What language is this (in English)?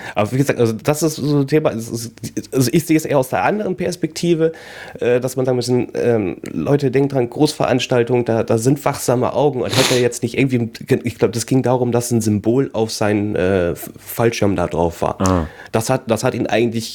German